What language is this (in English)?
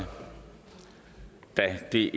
Danish